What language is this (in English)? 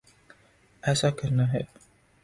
Urdu